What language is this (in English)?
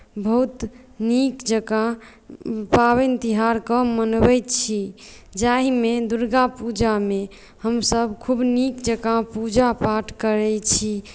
Maithili